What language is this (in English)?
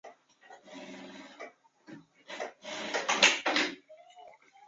Chinese